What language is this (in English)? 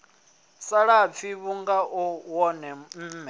Venda